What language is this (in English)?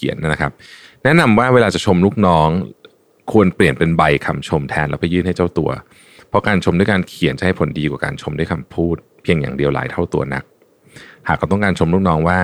Thai